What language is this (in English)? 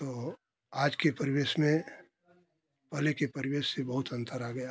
Hindi